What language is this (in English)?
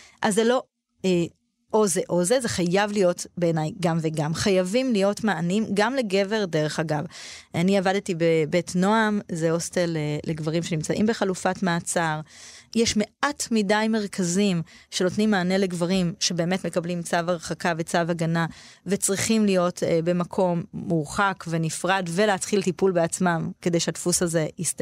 Hebrew